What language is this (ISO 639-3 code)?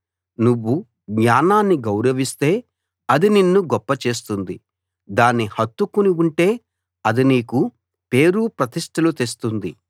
tel